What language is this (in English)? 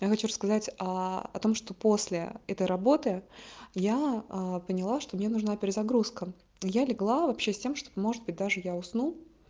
Russian